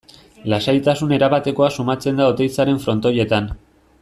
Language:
Basque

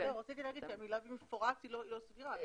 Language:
Hebrew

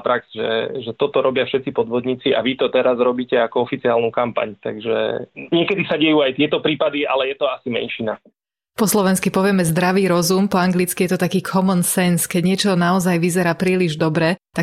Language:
Slovak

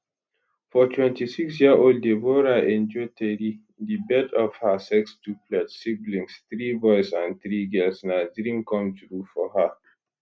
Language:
Nigerian Pidgin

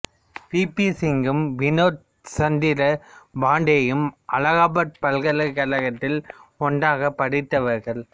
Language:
Tamil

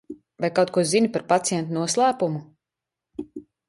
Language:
Latvian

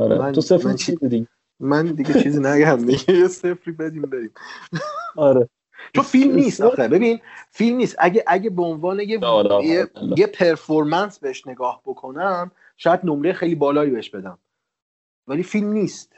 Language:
Persian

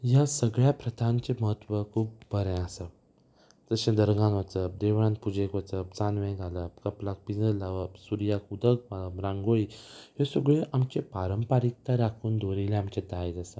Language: Konkani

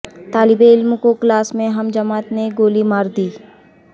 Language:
Urdu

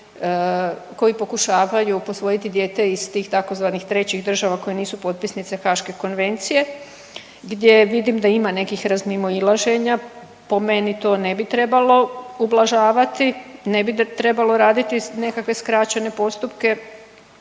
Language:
Croatian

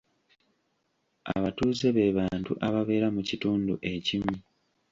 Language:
Ganda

